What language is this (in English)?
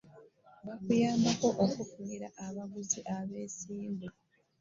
Ganda